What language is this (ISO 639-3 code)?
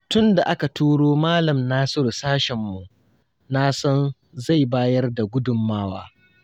hau